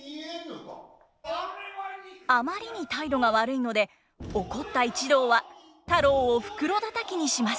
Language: Japanese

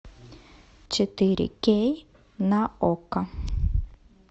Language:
Russian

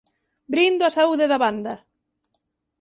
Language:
Galician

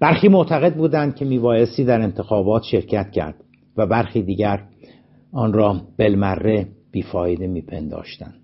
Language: Persian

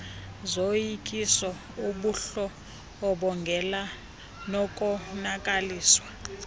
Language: Xhosa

